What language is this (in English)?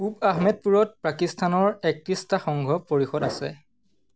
Assamese